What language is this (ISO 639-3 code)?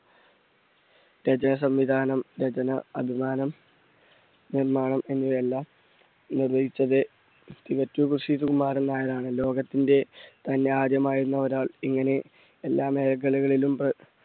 mal